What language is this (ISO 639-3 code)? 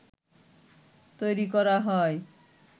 ben